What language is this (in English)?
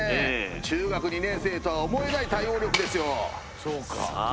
Japanese